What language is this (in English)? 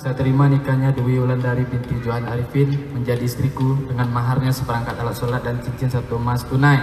Indonesian